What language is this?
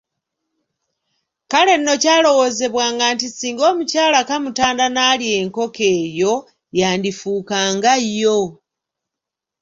Ganda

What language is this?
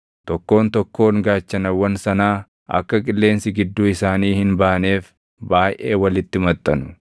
Oromo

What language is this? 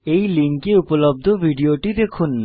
Bangla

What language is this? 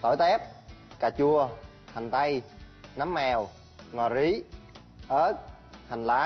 Vietnamese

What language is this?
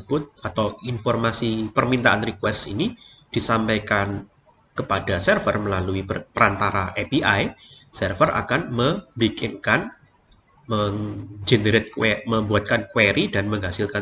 Indonesian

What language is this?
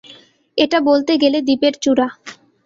Bangla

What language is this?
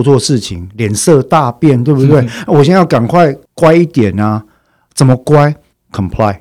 Chinese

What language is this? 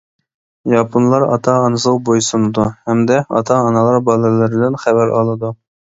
Uyghur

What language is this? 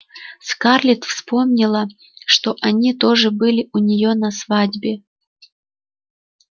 Russian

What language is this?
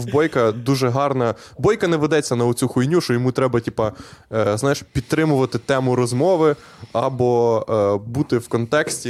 Ukrainian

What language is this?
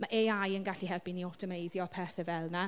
Welsh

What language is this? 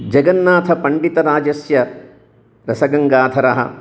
Sanskrit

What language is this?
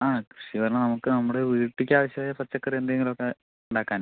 Malayalam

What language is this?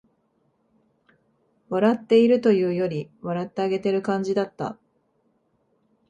Japanese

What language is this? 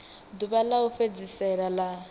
Venda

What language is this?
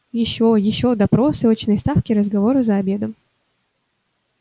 Russian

